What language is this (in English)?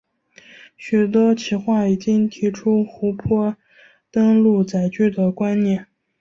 Chinese